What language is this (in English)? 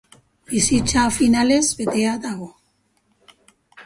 Basque